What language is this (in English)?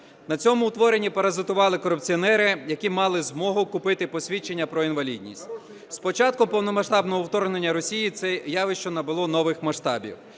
Ukrainian